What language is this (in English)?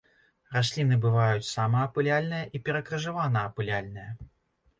Belarusian